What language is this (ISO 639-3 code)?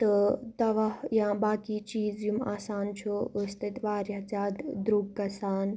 kas